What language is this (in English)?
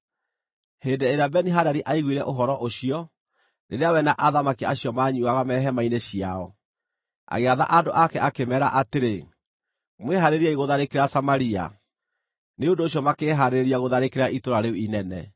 Kikuyu